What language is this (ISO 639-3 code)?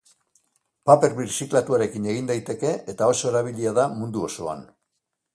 eus